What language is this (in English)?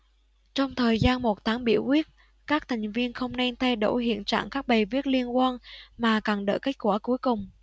Vietnamese